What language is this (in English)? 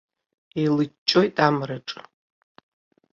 Abkhazian